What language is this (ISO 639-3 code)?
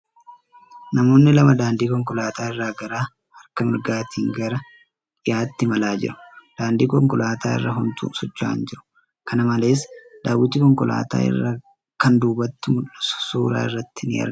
orm